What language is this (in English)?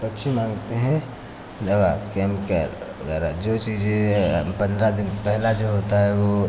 Hindi